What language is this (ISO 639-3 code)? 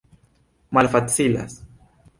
epo